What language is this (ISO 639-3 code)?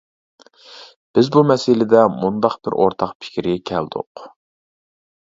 uig